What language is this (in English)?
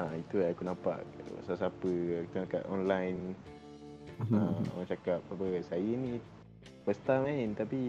Malay